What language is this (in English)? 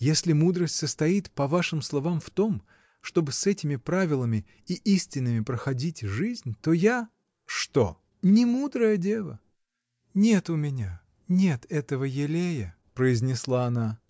Russian